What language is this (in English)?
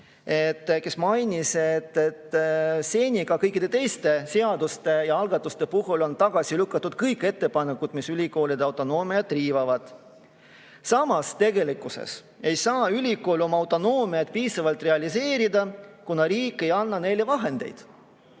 Estonian